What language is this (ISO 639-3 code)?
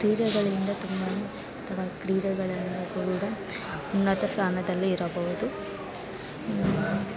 kan